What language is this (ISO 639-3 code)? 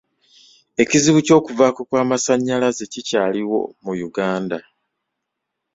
lug